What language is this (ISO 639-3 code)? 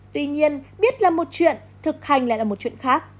vie